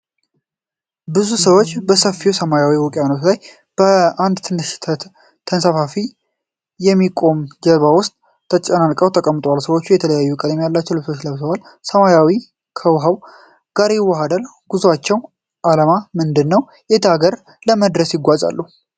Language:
Amharic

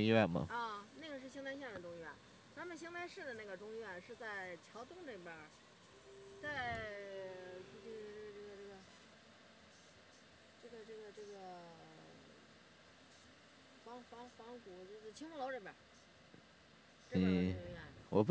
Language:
Chinese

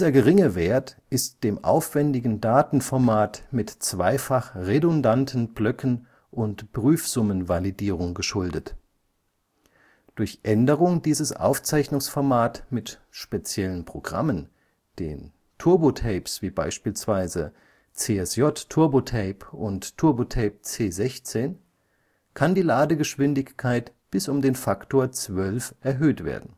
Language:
German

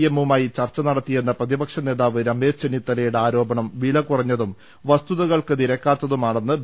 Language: Malayalam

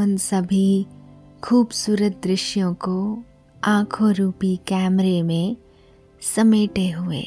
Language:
Hindi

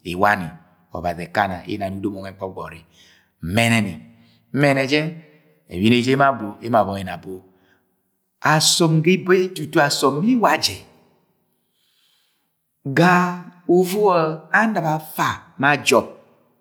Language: Agwagwune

